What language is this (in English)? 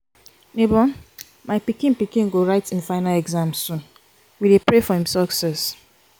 Nigerian Pidgin